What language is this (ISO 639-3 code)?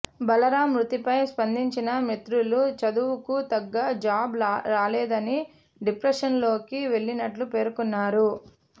tel